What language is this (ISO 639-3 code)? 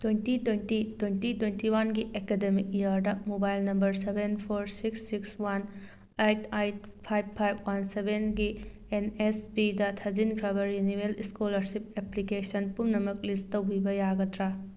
mni